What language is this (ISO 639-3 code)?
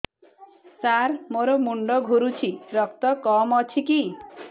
ori